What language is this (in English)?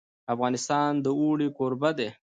Pashto